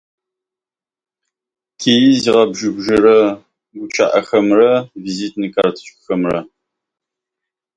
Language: Russian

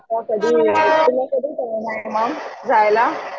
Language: Marathi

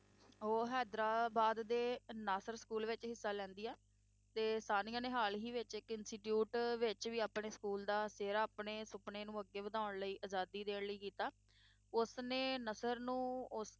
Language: Punjabi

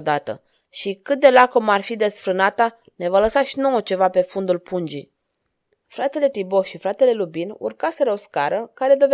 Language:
Romanian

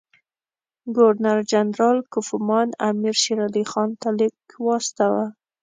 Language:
Pashto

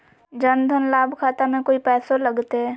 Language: Magahi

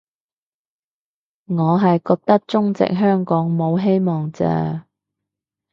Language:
Cantonese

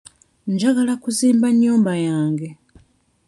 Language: Ganda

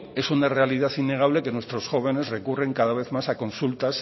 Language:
Spanish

